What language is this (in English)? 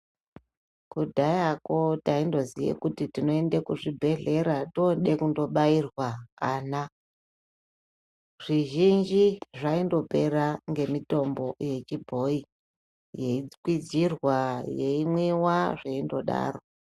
Ndau